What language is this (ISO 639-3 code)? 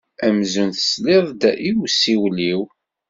kab